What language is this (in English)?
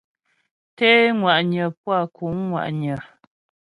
Ghomala